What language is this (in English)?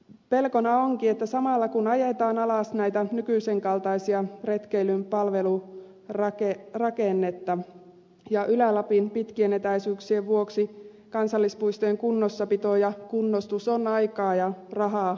Finnish